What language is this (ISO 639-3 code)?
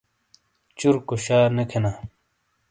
scl